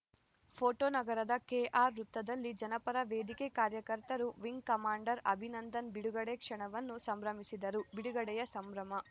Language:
Kannada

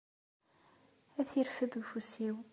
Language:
Kabyle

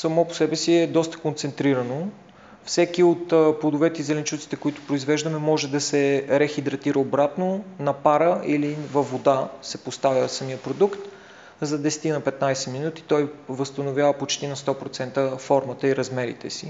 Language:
Bulgarian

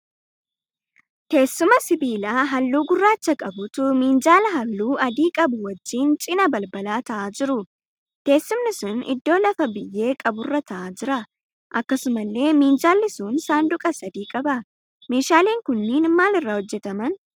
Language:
Oromo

